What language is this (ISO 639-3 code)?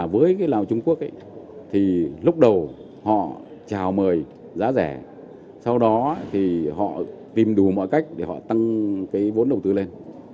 vie